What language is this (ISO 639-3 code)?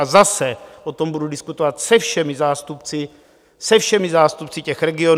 ces